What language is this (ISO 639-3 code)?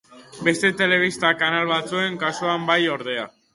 eus